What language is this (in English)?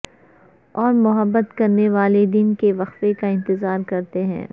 Urdu